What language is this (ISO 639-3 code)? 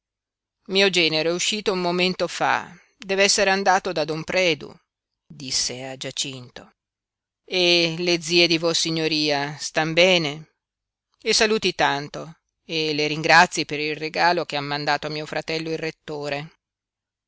ita